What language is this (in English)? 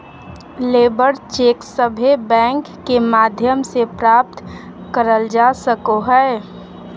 Magahi